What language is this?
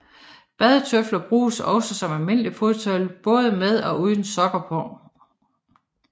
Danish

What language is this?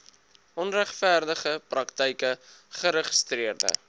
Afrikaans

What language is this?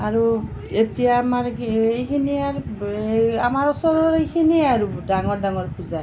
Assamese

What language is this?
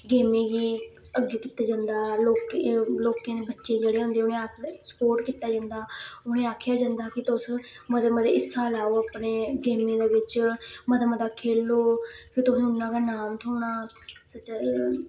Dogri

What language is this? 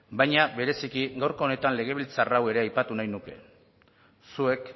Basque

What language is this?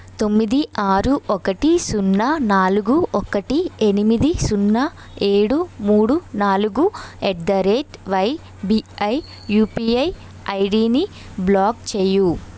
Telugu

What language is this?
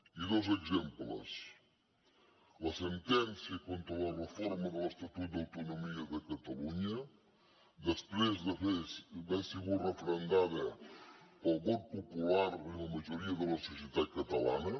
Catalan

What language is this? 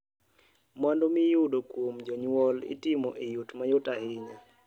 Luo (Kenya and Tanzania)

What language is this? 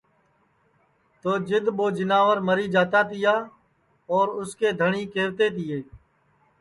Sansi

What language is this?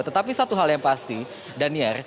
Indonesian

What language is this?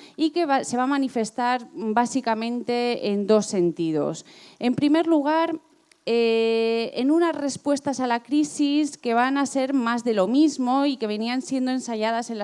Spanish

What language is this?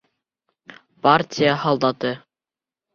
Bashkir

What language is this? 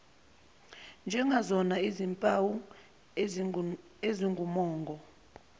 Zulu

